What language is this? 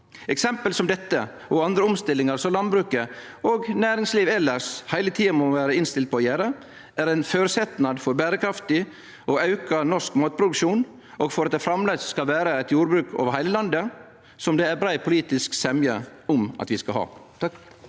Norwegian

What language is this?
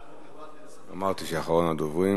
Hebrew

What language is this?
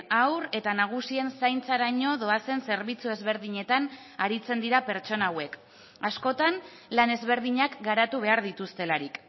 Basque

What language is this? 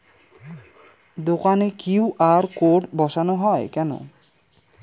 Bangla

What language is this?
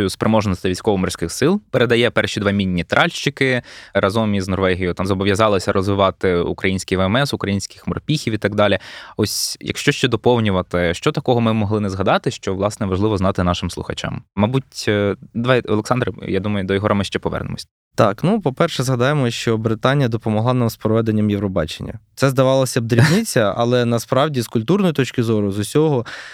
Ukrainian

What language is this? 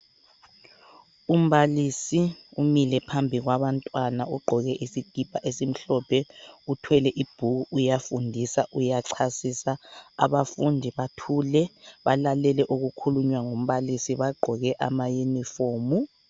North Ndebele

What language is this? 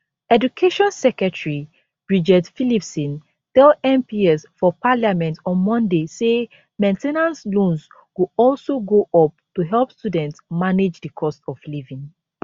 Nigerian Pidgin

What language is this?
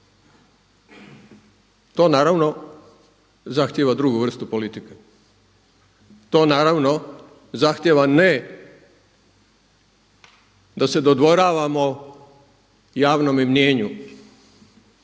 Croatian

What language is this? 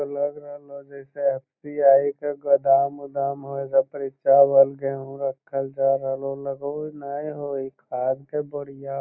Magahi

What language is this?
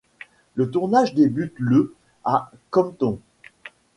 French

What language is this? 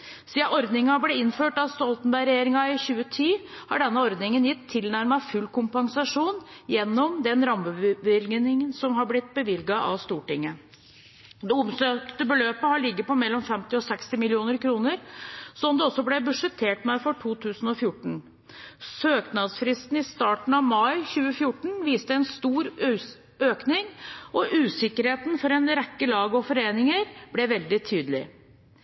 Norwegian Bokmål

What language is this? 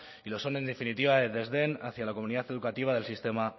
Spanish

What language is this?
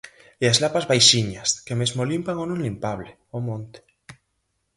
Galician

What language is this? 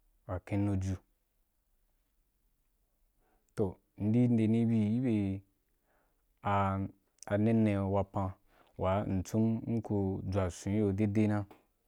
Wapan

